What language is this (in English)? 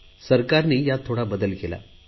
Marathi